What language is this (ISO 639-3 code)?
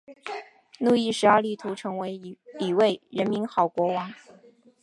zho